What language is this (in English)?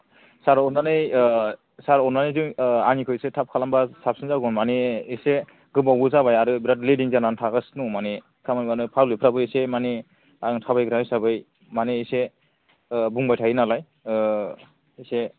Bodo